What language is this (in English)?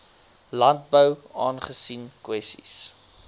Afrikaans